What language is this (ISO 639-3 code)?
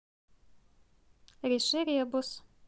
rus